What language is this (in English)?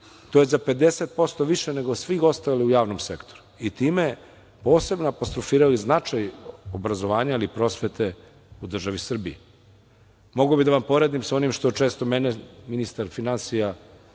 Serbian